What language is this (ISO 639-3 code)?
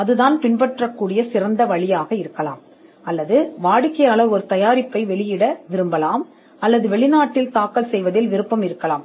tam